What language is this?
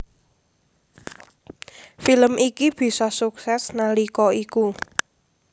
Javanese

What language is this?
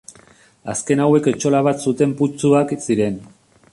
Basque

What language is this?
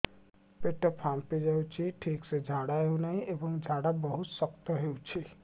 Odia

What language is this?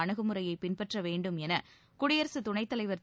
Tamil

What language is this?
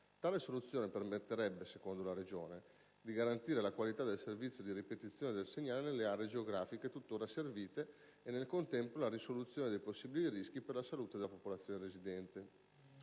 Italian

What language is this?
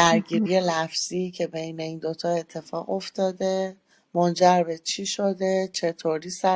Persian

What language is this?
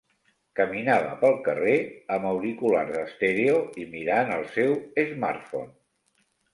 Catalan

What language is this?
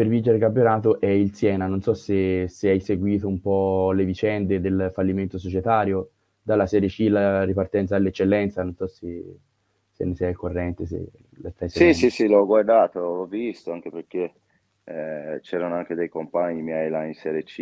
Italian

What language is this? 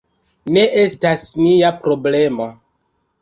Esperanto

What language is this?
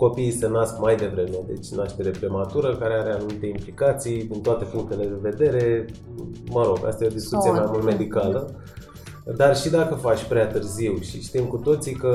Romanian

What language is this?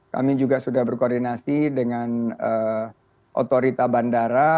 Indonesian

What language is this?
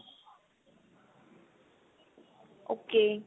Punjabi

